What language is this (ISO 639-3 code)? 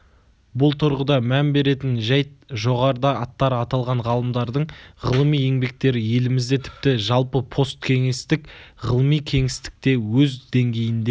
kaz